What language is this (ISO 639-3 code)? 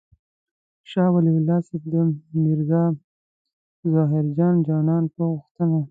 pus